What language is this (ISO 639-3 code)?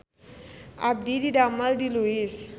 sun